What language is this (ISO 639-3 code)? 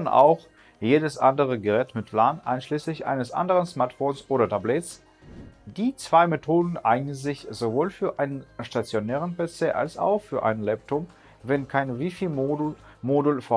deu